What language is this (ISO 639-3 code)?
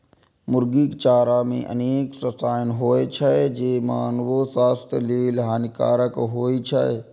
mai